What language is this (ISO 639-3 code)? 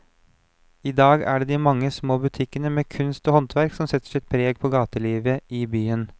nor